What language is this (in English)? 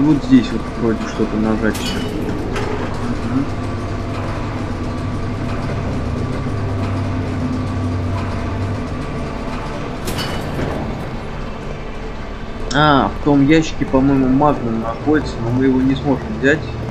Russian